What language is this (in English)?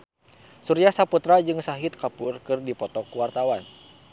Sundanese